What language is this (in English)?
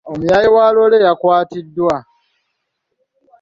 Ganda